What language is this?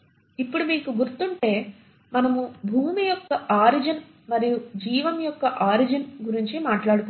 Telugu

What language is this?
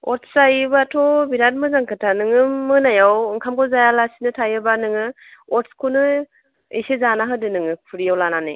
Bodo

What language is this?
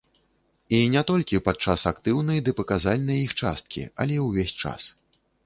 Belarusian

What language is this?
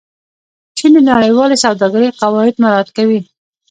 Pashto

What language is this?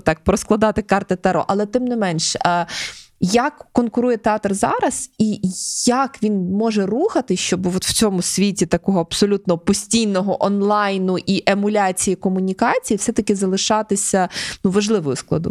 Ukrainian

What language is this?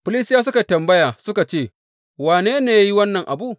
Hausa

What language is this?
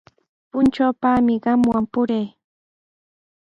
Sihuas Ancash Quechua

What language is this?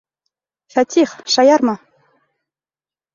Bashkir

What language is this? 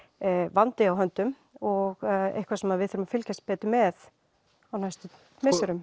Icelandic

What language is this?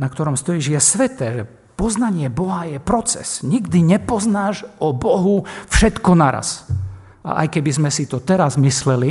Slovak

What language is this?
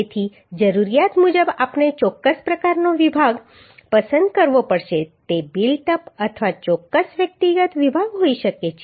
Gujarati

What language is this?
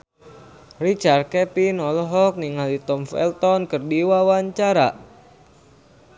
Sundanese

